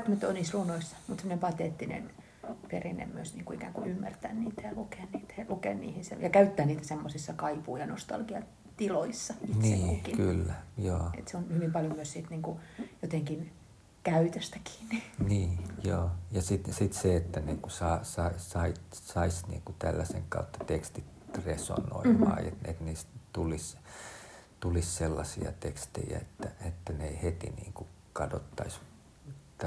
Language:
Finnish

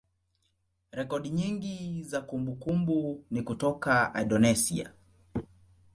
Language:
Swahili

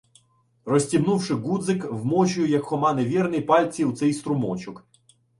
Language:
Ukrainian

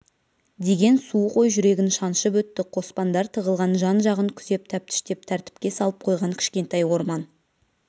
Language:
Kazakh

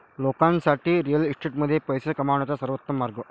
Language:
Marathi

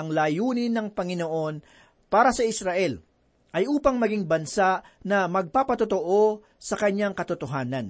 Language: Filipino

